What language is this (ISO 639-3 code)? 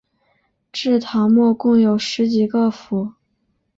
zho